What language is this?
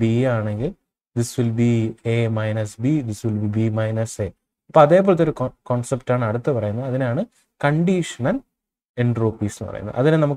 Turkish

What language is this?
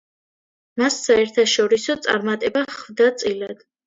Georgian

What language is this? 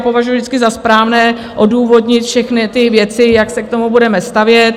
Czech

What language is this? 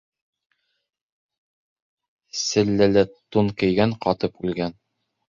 Bashkir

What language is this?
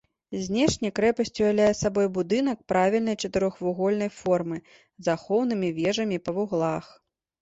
Belarusian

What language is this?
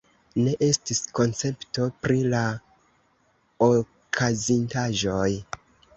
Esperanto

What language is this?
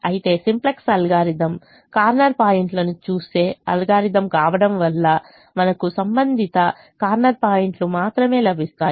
Telugu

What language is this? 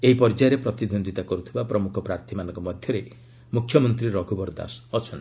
Odia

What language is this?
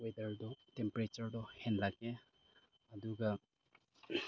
Manipuri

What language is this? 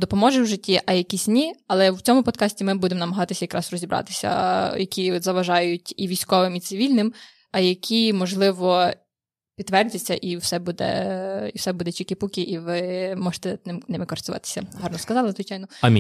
Ukrainian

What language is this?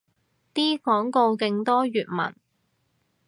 Cantonese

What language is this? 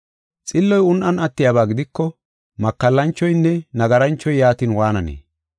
Gofa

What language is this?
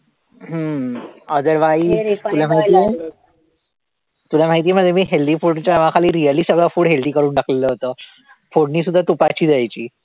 Marathi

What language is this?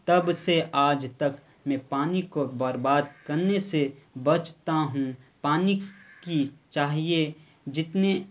Urdu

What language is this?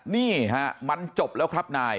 Thai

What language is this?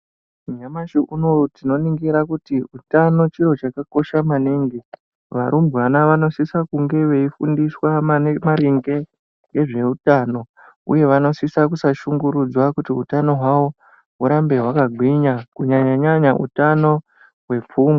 Ndau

